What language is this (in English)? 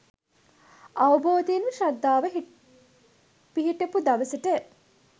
Sinhala